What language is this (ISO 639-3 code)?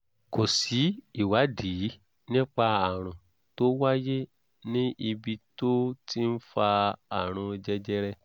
yor